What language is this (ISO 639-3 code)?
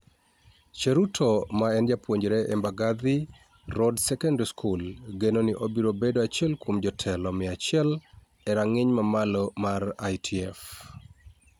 luo